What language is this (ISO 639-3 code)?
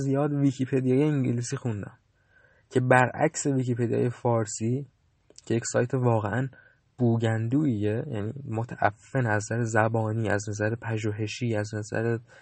fas